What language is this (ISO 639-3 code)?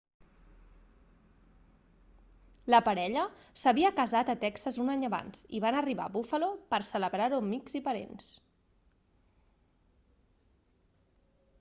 cat